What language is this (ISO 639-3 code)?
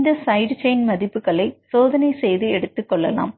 tam